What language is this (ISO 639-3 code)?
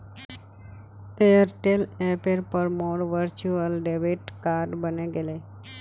mag